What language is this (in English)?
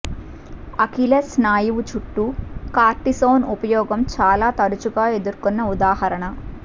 Telugu